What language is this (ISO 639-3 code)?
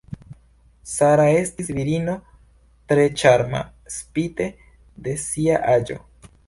epo